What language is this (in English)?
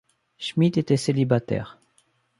French